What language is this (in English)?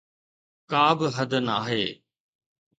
Sindhi